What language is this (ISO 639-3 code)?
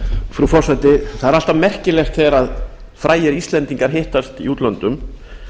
isl